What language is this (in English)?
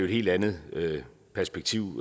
Danish